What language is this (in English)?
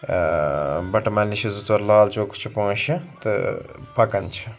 Kashmiri